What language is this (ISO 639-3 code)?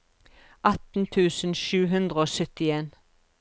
nor